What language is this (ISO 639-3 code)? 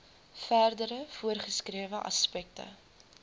afr